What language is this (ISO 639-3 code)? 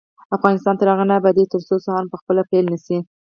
pus